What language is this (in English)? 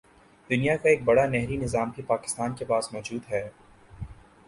Urdu